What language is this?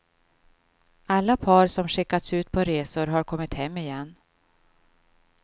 Swedish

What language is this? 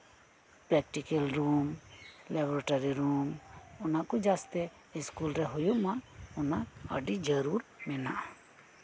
Santali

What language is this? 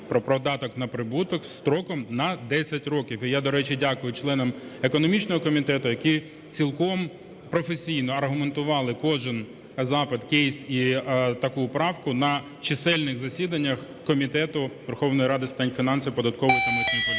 Ukrainian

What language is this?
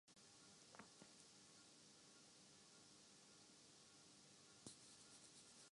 Urdu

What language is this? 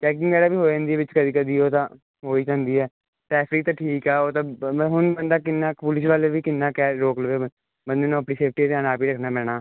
Punjabi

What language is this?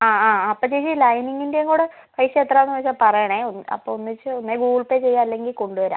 Malayalam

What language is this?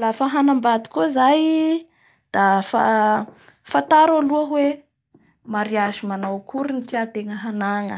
Bara Malagasy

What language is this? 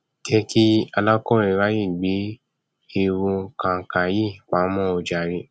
Yoruba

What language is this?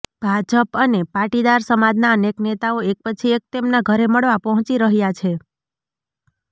Gujarati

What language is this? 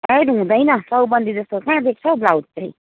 Nepali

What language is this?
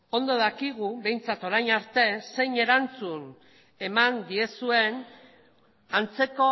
Basque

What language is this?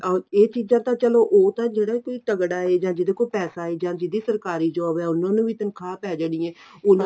Punjabi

